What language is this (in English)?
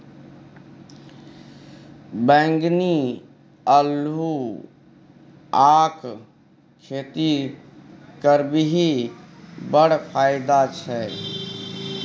Maithili